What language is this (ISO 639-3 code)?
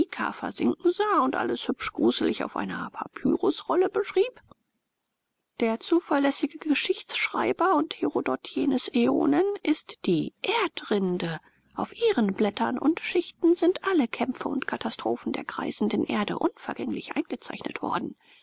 deu